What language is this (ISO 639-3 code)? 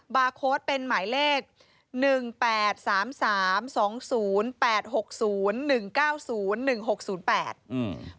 tha